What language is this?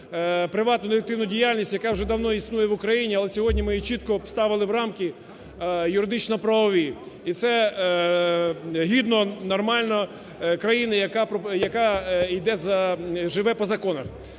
Ukrainian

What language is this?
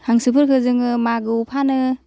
Bodo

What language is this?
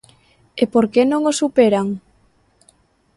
Galician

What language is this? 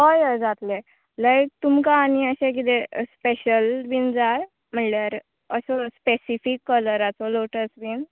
Konkani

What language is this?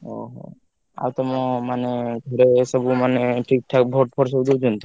Odia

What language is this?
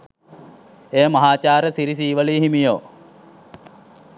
Sinhala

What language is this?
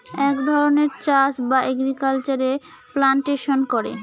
Bangla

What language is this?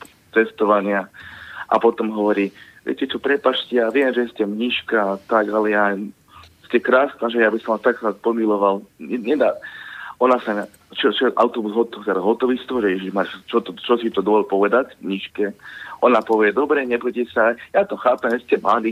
Slovak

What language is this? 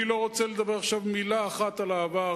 Hebrew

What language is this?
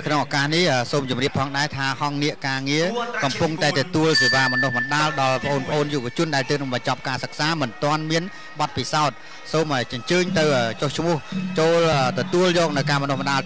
Thai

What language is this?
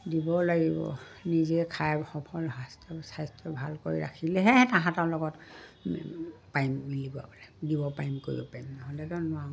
Assamese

